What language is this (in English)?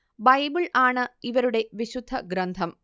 Malayalam